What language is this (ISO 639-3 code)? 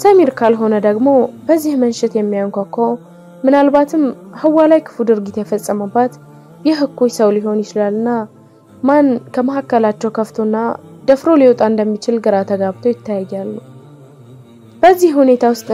ara